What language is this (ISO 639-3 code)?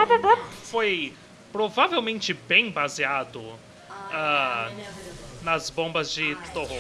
por